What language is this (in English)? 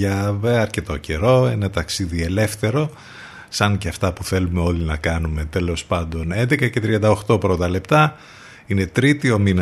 Greek